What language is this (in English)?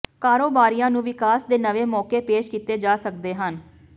Punjabi